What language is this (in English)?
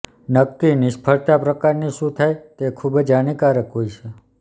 Gujarati